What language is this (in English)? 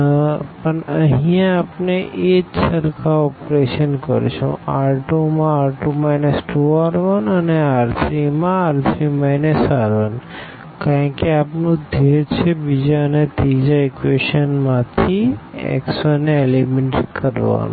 Gujarati